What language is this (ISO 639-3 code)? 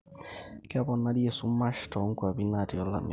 mas